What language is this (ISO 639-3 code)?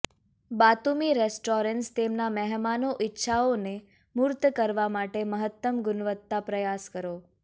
guj